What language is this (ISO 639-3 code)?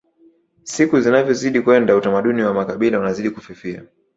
swa